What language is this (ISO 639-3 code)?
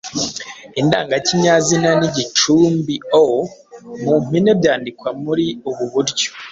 kin